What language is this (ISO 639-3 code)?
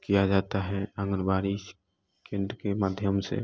hin